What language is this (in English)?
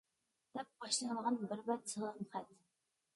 Uyghur